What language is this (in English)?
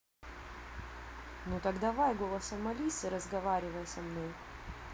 Russian